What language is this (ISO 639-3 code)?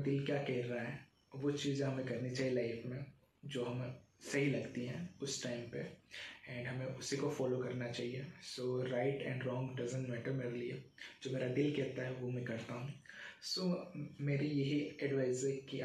hin